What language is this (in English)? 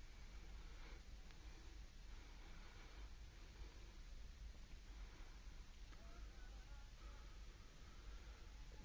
Arabic